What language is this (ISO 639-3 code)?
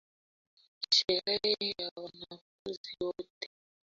swa